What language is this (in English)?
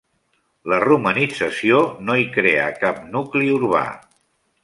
Catalan